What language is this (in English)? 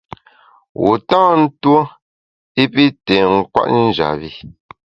Bamun